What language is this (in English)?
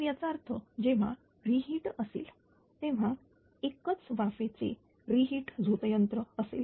Marathi